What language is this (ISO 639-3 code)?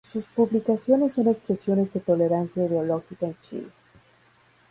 spa